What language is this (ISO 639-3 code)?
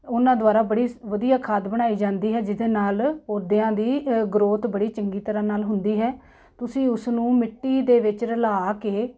pan